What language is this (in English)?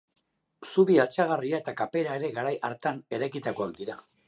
Basque